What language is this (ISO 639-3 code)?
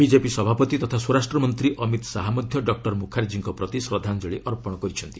ori